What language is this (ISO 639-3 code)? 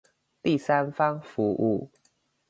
zho